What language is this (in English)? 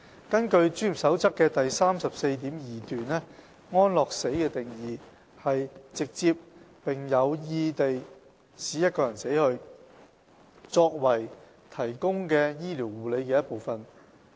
Cantonese